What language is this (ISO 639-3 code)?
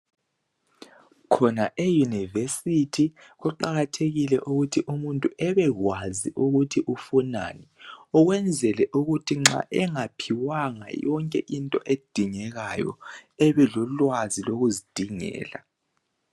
nde